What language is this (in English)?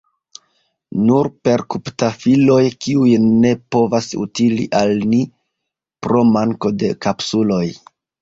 Esperanto